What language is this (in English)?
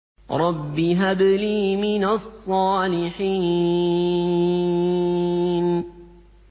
Arabic